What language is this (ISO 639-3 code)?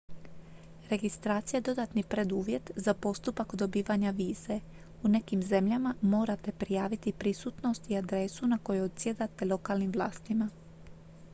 hrv